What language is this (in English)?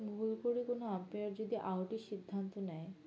Bangla